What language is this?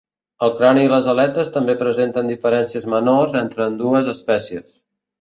Catalan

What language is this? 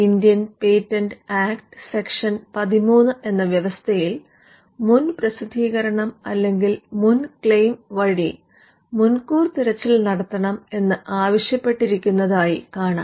Malayalam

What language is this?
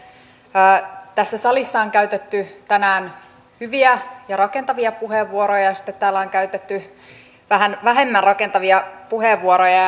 Finnish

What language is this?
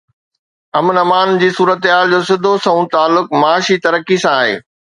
Sindhi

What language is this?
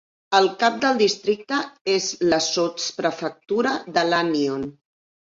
Catalan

